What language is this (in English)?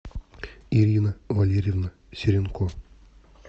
Russian